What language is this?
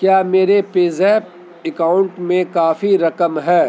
Urdu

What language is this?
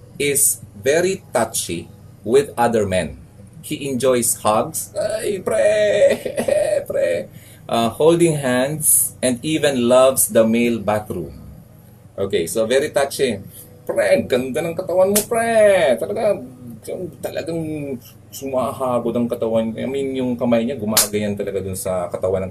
Filipino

